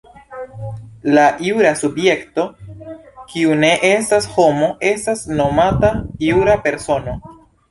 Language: Esperanto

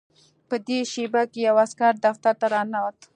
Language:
Pashto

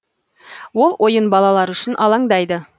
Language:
Kazakh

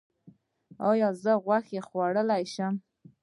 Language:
Pashto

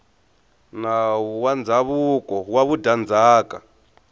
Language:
Tsonga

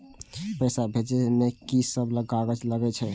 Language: Maithili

